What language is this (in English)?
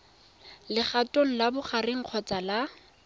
Tswana